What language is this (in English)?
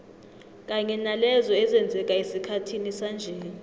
South Ndebele